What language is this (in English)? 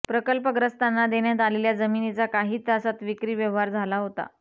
Marathi